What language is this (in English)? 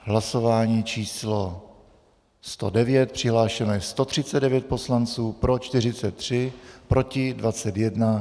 Czech